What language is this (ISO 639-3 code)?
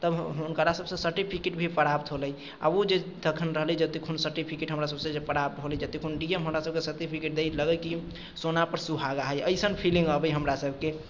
mai